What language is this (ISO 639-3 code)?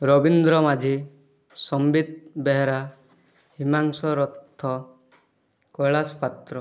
ori